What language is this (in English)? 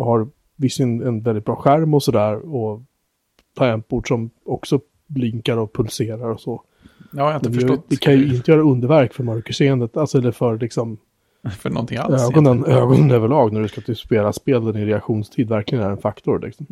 Swedish